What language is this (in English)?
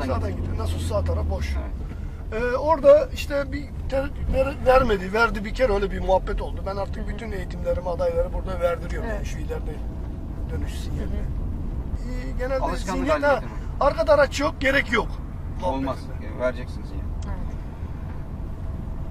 Turkish